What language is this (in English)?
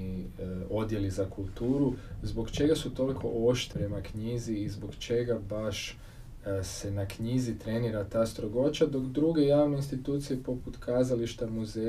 Croatian